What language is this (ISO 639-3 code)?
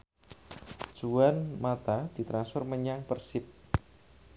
jav